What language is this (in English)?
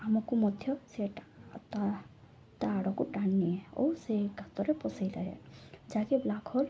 Odia